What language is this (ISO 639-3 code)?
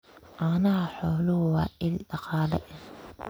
som